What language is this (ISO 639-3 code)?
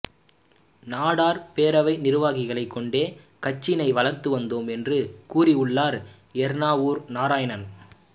tam